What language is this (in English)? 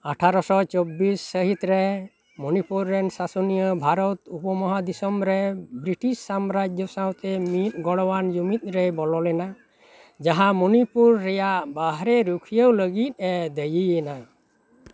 Santali